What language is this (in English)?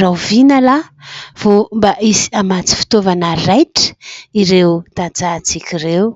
Malagasy